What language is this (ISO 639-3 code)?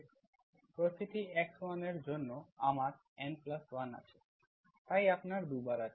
ben